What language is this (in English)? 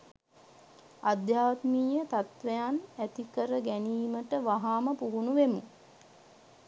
Sinhala